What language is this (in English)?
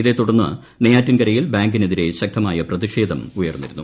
Malayalam